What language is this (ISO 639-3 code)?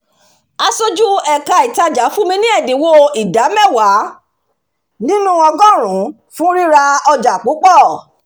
yor